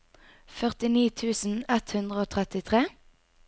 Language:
Norwegian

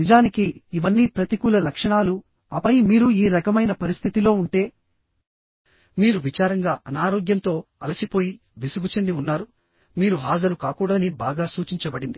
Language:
Telugu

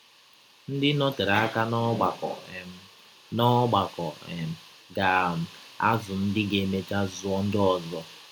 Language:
Igbo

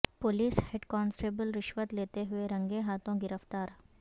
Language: Urdu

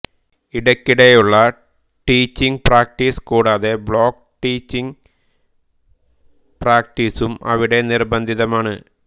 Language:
Malayalam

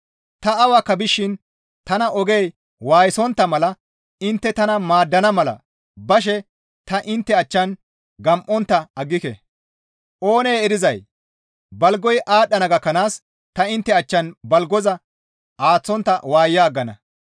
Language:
Gamo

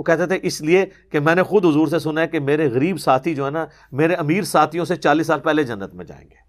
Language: Urdu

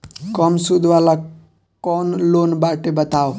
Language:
Bhojpuri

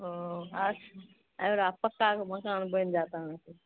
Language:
Maithili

